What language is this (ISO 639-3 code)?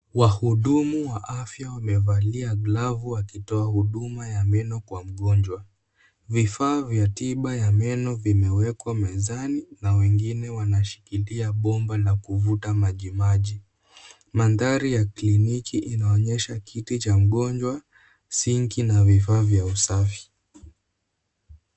swa